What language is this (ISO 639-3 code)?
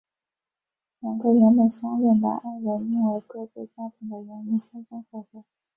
zho